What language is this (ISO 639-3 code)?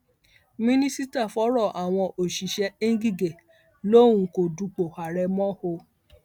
yor